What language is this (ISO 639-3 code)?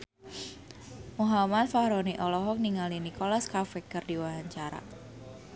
sun